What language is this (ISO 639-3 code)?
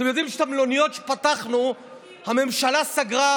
heb